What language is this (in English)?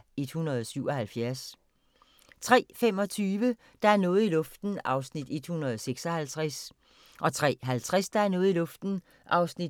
Danish